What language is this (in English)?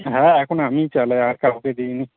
Bangla